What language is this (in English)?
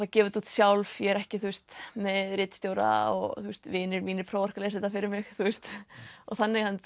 Icelandic